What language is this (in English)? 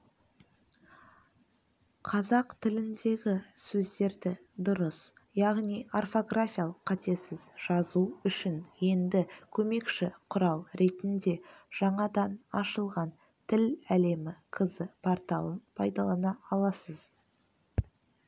Kazakh